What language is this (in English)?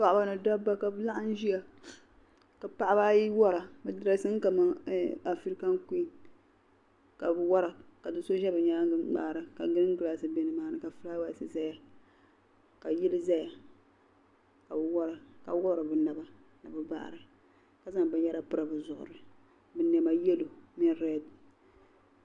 Dagbani